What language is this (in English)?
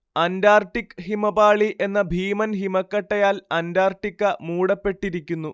Malayalam